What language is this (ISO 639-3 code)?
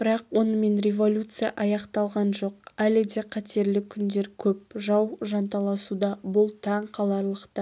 kaz